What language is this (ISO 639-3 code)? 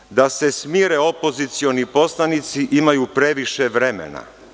srp